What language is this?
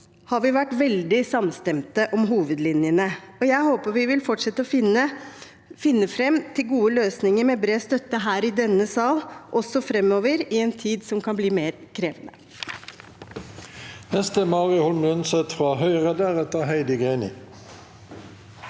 Norwegian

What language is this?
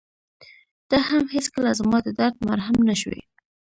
Pashto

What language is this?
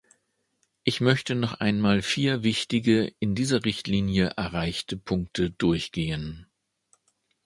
German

